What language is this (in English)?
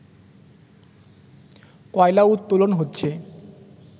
Bangla